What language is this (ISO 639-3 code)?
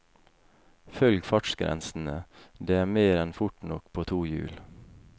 nor